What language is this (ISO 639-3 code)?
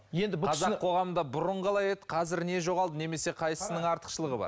kaz